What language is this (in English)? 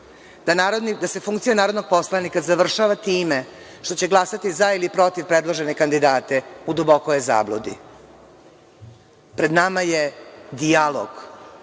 Serbian